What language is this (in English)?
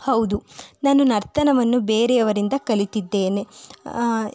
Kannada